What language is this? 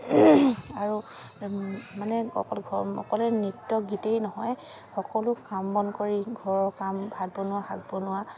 Assamese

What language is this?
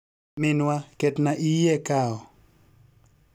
Luo (Kenya and Tanzania)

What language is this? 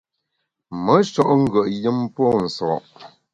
Bamun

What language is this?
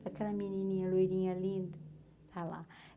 Portuguese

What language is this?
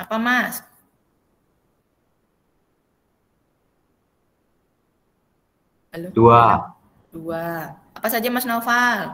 Indonesian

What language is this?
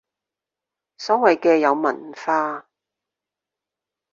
Cantonese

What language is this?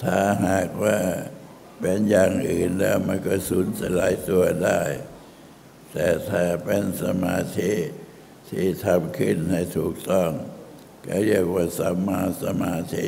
Thai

